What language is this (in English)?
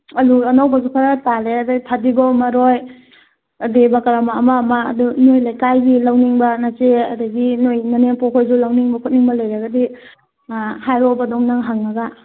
Manipuri